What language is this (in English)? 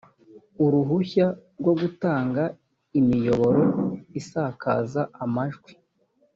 Kinyarwanda